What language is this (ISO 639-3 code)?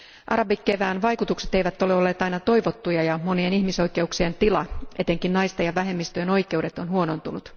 fin